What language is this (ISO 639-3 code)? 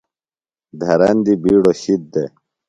phl